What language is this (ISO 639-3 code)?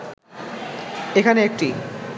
ben